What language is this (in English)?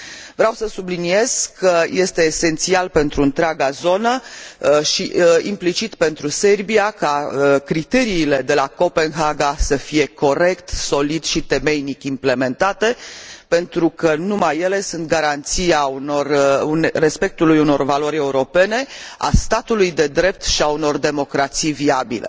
Romanian